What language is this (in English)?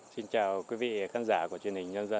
Vietnamese